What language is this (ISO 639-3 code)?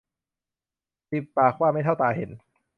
tha